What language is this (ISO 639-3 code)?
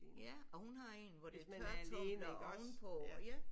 dan